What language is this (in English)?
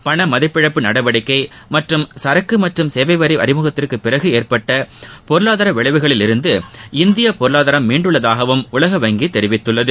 Tamil